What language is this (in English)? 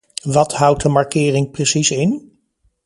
Dutch